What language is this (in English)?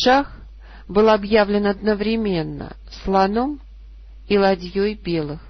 Russian